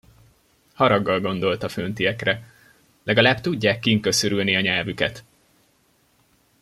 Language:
Hungarian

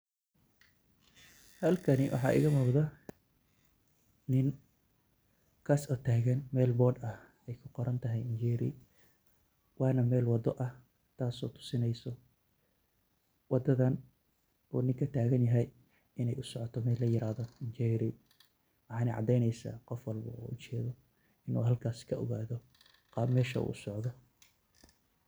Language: Somali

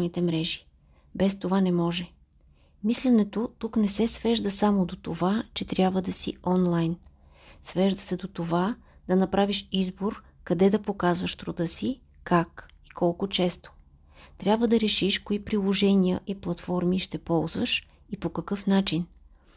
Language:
Bulgarian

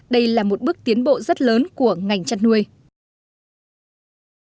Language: Vietnamese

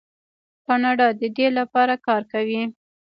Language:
Pashto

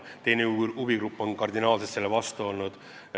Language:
Estonian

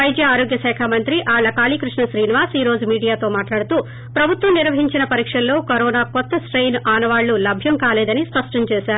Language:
Telugu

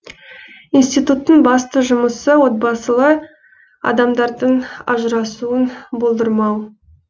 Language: Kazakh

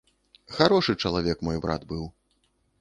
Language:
Belarusian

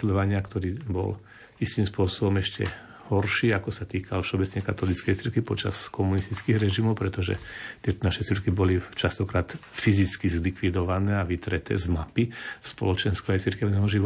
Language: Slovak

